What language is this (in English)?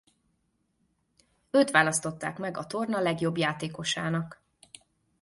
Hungarian